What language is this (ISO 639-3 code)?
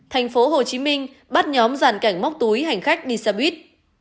vie